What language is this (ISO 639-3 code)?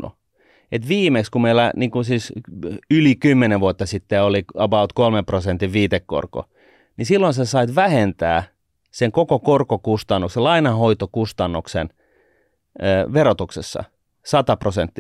fin